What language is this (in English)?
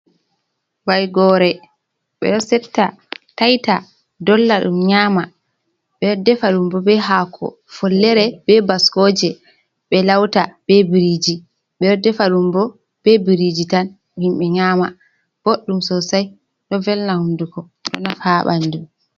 Fula